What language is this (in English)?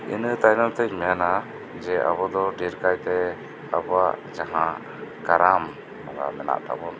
Santali